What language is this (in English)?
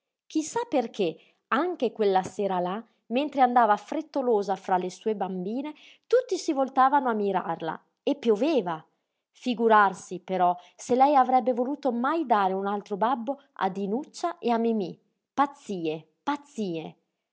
Italian